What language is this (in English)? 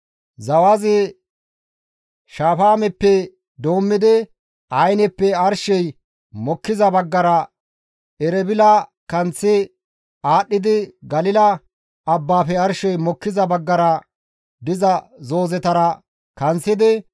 Gamo